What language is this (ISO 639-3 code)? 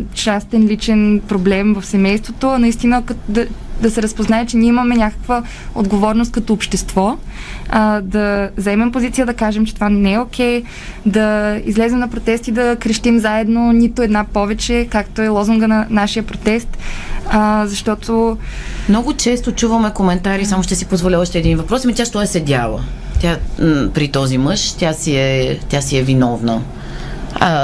bul